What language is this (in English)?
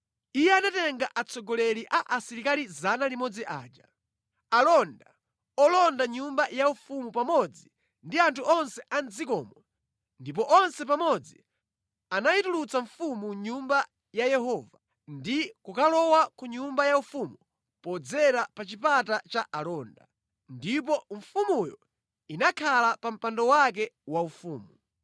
Nyanja